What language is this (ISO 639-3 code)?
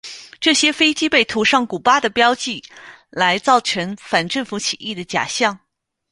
zho